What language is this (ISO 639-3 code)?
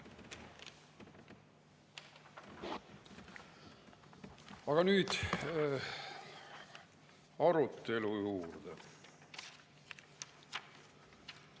est